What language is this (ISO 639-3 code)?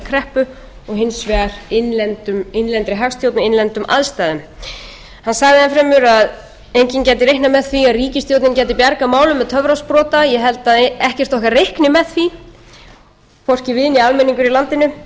isl